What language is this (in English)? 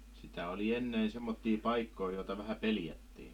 Finnish